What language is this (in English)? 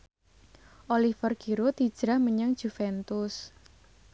Javanese